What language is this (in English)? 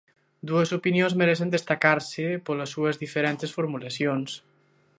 Galician